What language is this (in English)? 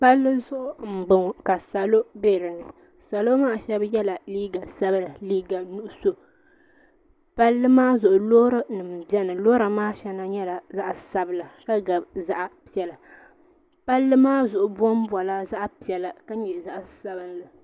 Dagbani